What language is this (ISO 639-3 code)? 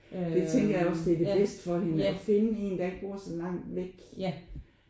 dan